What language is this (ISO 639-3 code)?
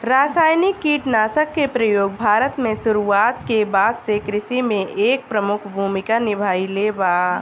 bho